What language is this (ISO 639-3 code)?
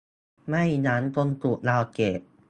tha